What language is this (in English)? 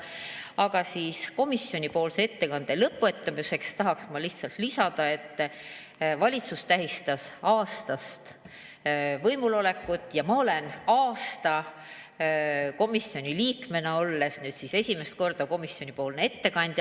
Estonian